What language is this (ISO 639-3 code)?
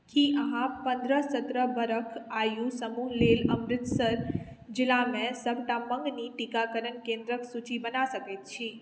mai